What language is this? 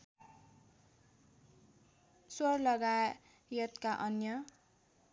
Nepali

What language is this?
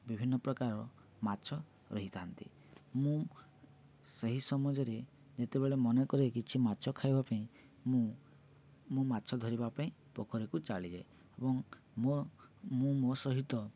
Odia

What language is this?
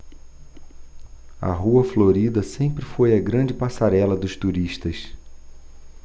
Portuguese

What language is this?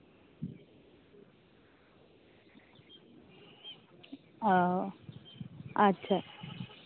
Santali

